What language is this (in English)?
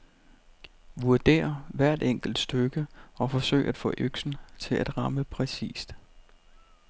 Danish